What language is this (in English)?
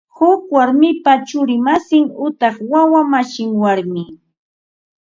Ambo-Pasco Quechua